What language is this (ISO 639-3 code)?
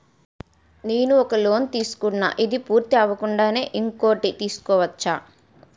tel